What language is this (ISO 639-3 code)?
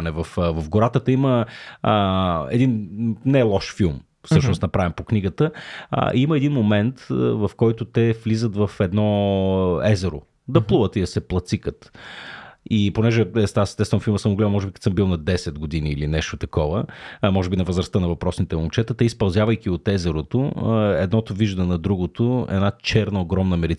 bul